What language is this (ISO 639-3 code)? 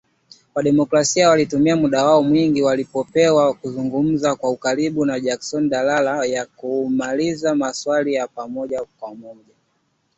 swa